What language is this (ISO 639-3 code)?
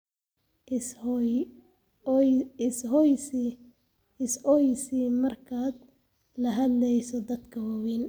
som